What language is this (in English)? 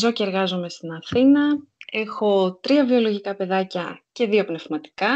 Greek